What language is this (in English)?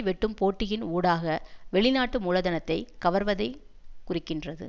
Tamil